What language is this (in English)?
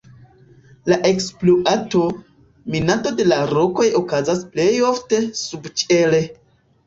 Esperanto